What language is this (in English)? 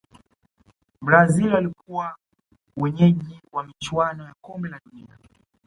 Swahili